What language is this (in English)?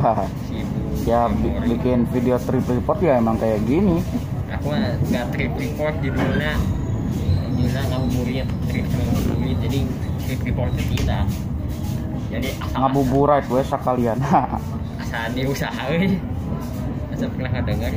Indonesian